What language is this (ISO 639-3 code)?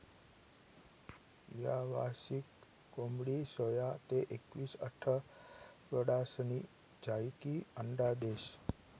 mar